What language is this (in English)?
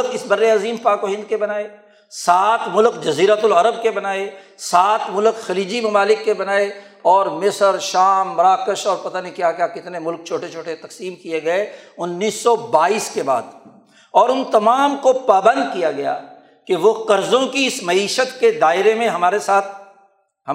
Urdu